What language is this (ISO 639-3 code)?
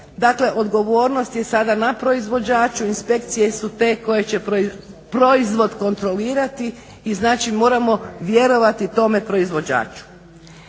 hrv